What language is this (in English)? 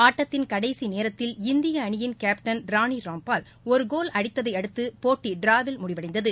Tamil